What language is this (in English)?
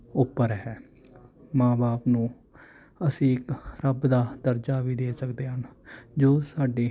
Punjabi